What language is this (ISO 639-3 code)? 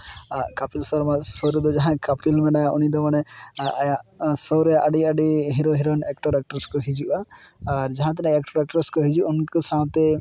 sat